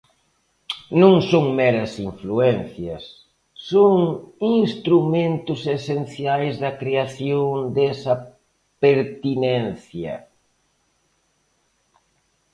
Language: Galician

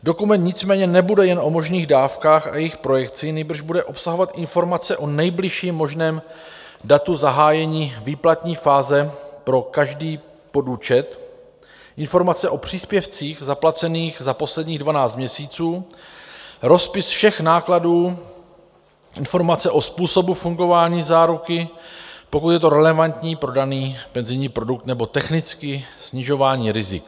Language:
Czech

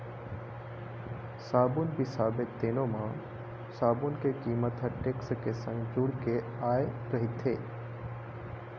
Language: Chhattisgarhi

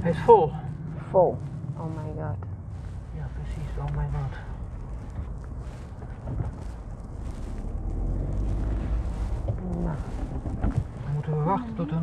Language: Vietnamese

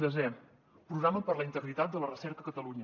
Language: Catalan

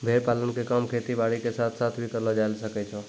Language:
Maithili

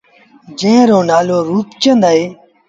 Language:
Sindhi Bhil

